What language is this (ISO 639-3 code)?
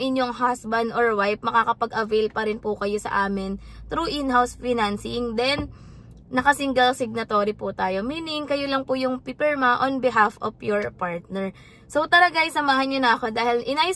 fil